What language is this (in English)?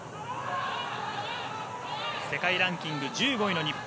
Japanese